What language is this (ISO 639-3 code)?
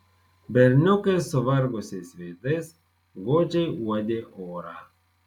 lit